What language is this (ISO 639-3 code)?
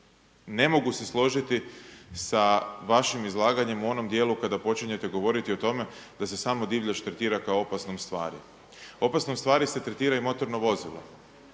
hrv